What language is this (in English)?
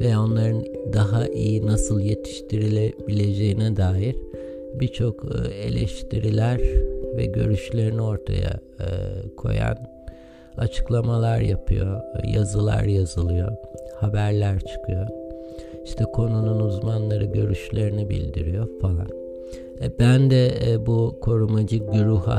Turkish